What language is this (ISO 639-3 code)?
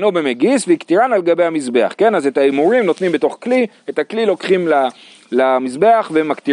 heb